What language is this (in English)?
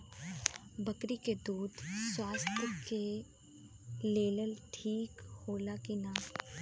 Bhojpuri